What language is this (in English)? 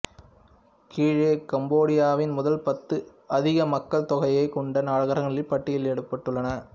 Tamil